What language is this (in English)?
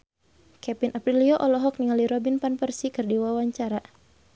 Sundanese